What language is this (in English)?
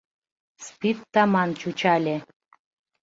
Mari